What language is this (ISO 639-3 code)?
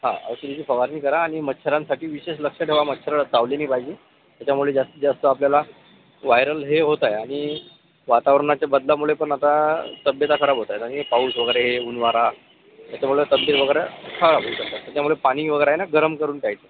mar